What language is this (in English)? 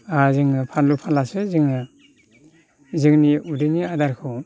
Bodo